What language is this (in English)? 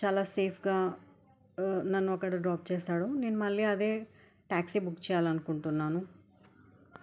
Telugu